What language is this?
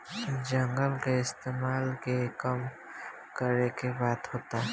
Bhojpuri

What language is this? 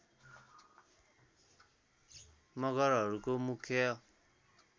Nepali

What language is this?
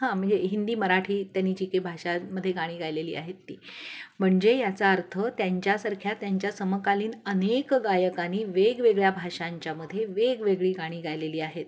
Marathi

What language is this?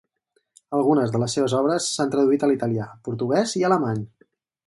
Catalan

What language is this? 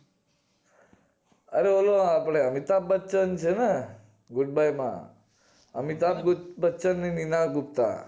Gujarati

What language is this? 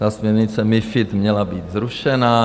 Czech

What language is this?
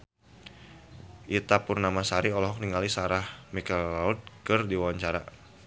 Sundanese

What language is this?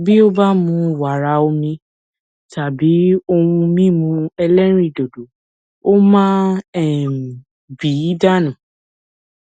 Yoruba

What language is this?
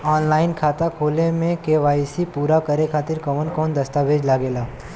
Bhojpuri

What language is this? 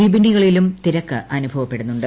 Malayalam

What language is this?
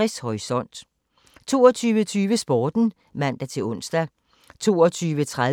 Danish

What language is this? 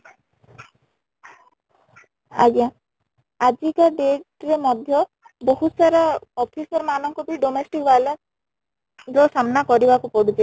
Odia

